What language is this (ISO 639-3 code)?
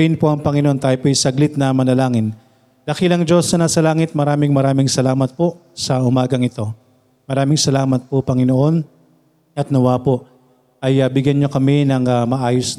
fil